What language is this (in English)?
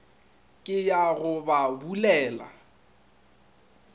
Northern Sotho